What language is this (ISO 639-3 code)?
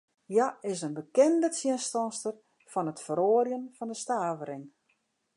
fry